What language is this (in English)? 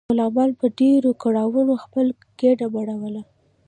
Pashto